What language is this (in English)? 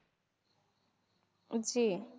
Bangla